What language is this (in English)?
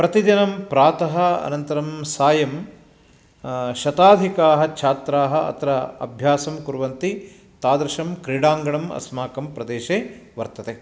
Sanskrit